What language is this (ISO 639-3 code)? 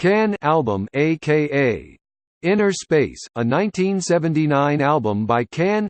eng